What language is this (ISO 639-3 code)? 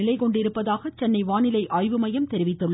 tam